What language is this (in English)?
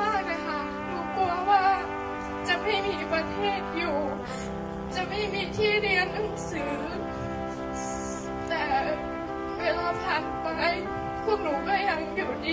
Thai